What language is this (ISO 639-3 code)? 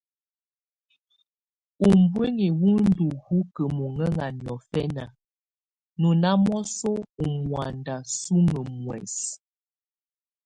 tvu